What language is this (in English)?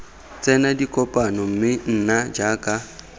Tswana